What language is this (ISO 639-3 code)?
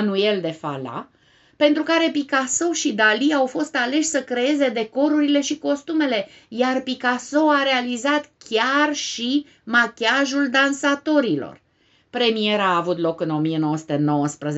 ron